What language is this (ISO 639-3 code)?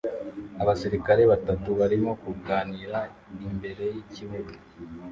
kin